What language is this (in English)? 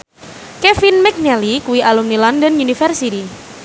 Javanese